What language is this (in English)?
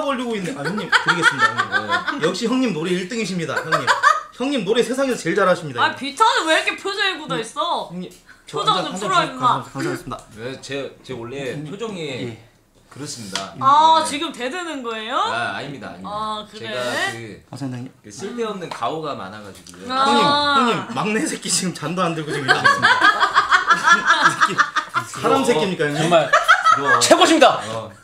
Korean